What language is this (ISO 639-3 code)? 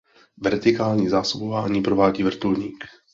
ces